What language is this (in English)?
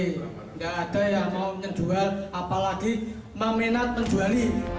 Indonesian